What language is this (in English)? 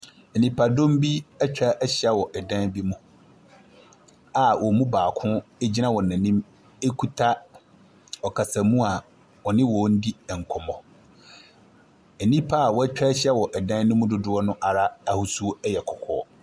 Akan